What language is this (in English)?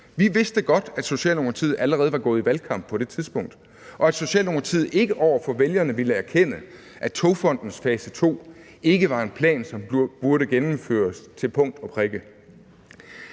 Danish